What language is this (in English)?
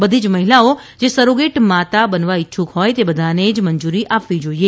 Gujarati